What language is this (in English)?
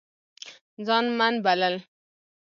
Pashto